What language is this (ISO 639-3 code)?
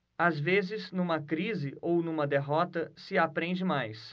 por